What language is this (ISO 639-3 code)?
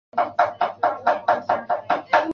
zho